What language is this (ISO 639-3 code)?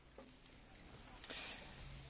eng